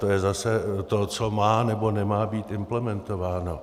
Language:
Czech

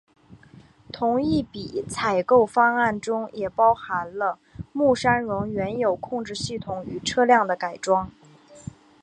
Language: Chinese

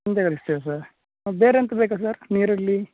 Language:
Kannada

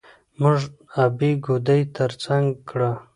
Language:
Pashto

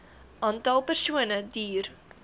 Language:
Afrikaans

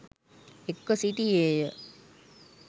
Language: Sinhala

